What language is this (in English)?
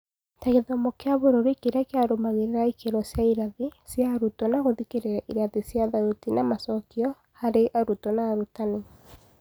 Kikuyu